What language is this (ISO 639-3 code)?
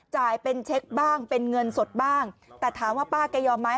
tha